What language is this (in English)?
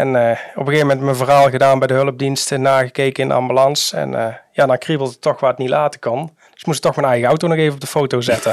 Dutch